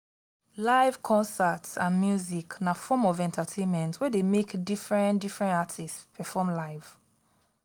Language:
Nigerian Pidgin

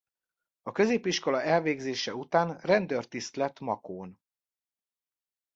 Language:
Hungarian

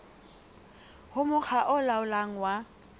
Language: Southern Sotho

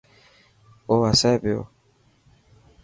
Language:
Dhatki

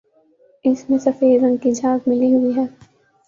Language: Urdu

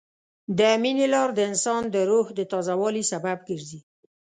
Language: Pashto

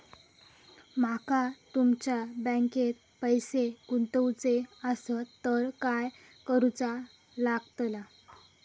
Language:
Marathi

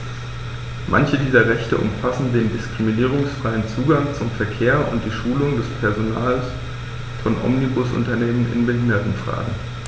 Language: German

